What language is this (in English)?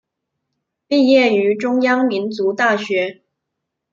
Chinese